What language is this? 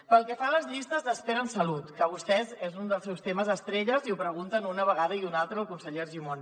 Catalan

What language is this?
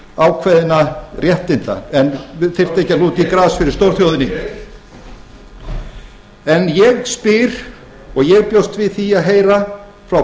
Icelandic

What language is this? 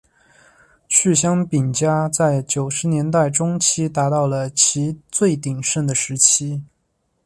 Chinese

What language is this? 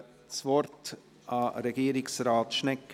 Swiss German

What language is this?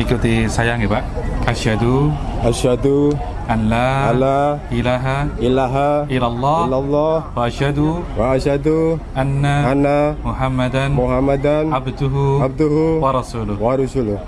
Indonesian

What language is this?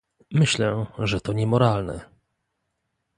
Polish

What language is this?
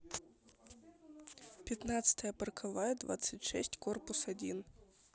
Russian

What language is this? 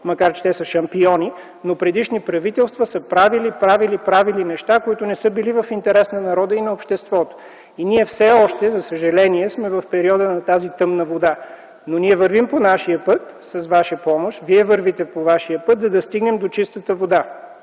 Bulgarian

